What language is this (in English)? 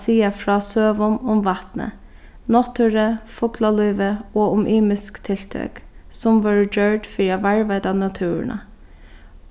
Faroese